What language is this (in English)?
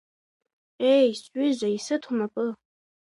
Abkhazian